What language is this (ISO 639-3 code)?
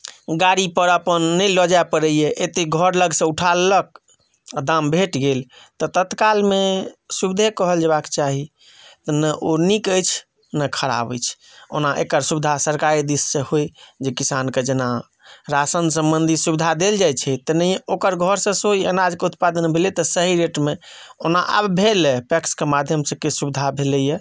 mai